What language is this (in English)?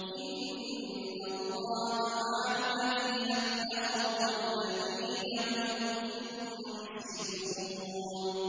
Arabic